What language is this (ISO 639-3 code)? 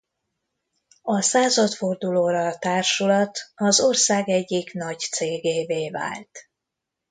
hun